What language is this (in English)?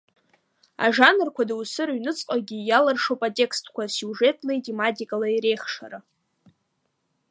Abkhazian